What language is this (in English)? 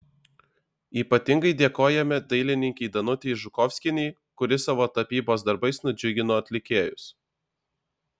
Lithuanian